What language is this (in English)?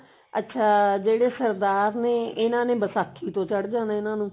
Punjabi